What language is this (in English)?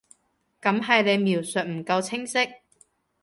Cantonese